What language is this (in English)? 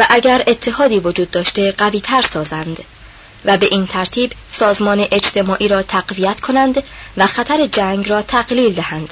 Persian